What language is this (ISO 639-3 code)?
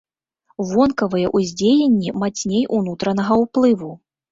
bel